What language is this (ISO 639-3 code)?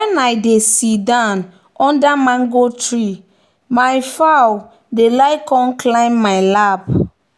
pcm